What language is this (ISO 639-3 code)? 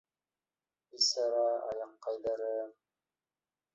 bak